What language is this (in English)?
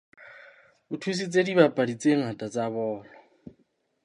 Southern Sotho